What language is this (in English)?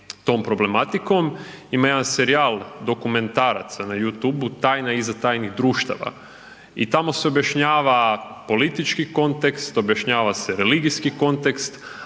Croatian